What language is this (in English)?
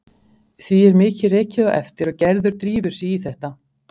Icelandic